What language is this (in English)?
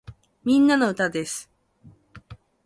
Japanese